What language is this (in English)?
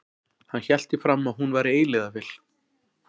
Icelandic